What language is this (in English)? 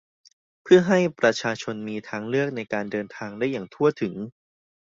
Thai